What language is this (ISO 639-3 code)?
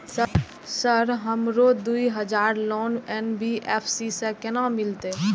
mai